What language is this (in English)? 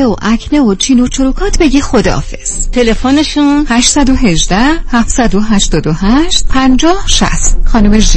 Persian